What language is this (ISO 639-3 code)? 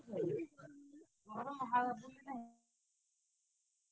ori